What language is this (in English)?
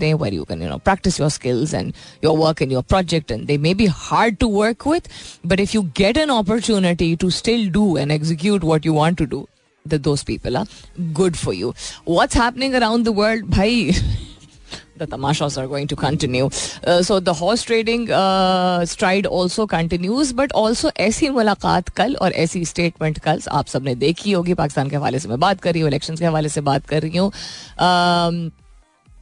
Hindi